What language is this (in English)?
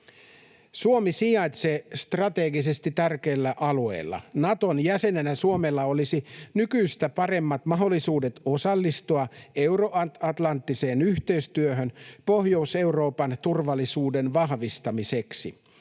Finnish